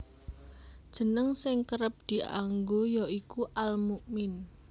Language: Javanese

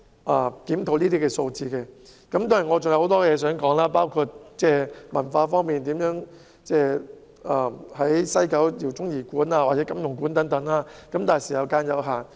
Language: Cantonese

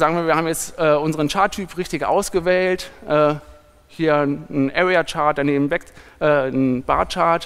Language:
German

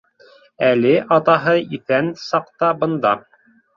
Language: Bashkir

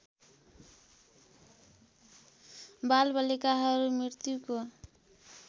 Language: Nepali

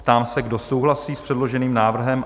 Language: Czech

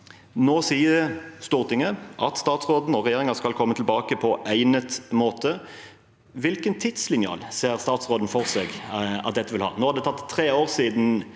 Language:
Norwegian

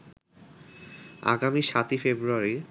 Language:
Bangla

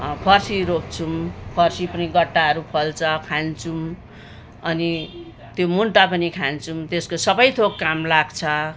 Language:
Nepali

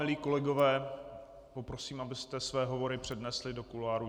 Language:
Czech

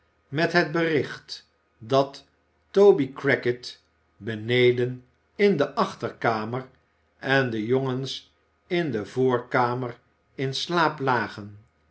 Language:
Dutch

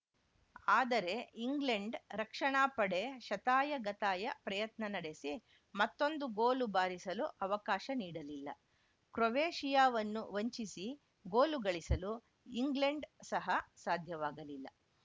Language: Kannada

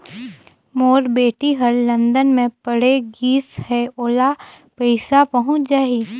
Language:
Chhattisgarhi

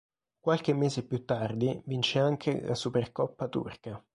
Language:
Italian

